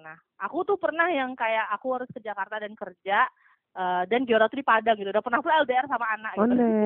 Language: Indonesian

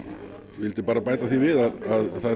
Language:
Icelandic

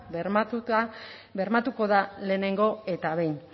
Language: Basque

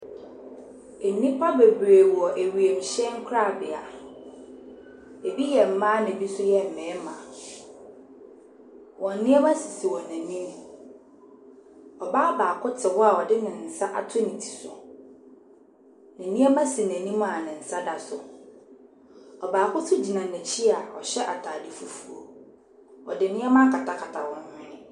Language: Akan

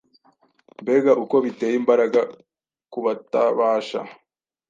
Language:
Kinyarwanda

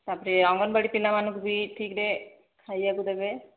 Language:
Odia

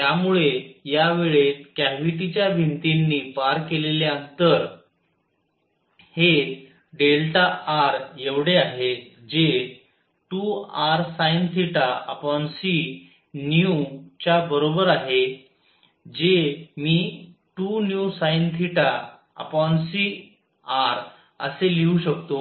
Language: Marathi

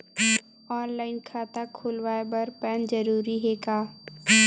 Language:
Chhattisgarhi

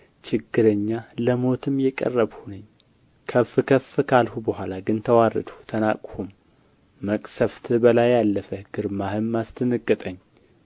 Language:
Amharic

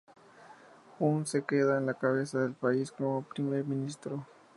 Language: Spanish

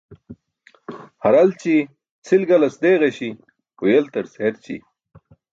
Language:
Burushaski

